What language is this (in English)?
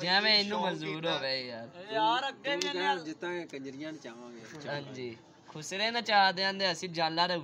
Punjabi